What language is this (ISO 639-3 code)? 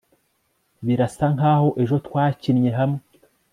kin